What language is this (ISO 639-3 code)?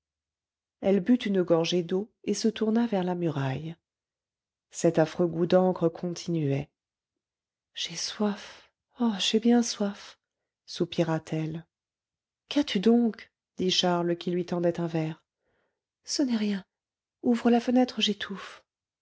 fra